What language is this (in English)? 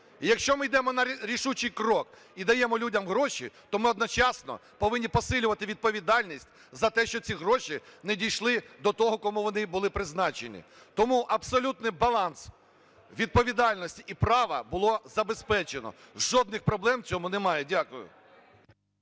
Ukrainian